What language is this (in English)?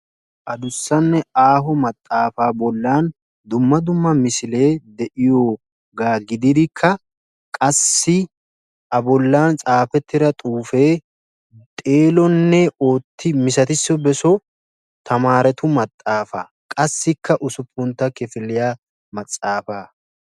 Wolaytta